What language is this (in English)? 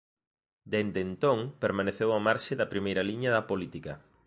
Galician